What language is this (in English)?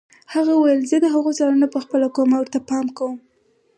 Pashto